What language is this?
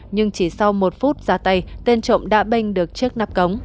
Vietnamese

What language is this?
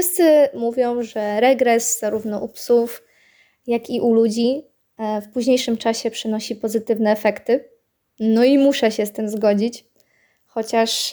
Polish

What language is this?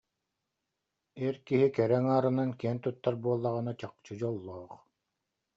Yakut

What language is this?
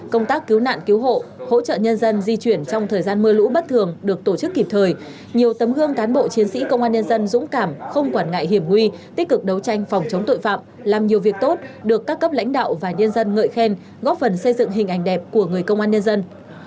Vietnamese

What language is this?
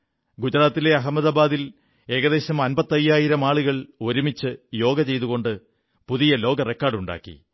Malayalam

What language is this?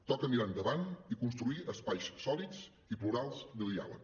Catalan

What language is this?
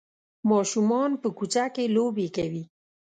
Pashto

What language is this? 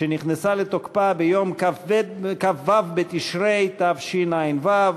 Hebrew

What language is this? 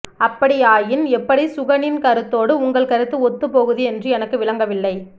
Tamil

